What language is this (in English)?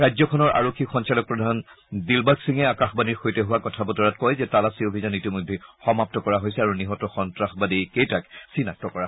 Assamese